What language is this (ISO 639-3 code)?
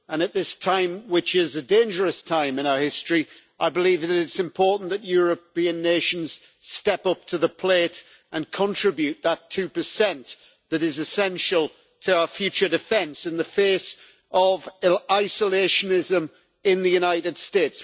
eng